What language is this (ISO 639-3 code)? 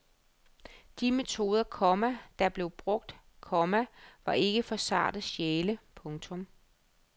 dan